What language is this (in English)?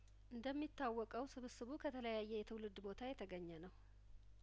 Amharic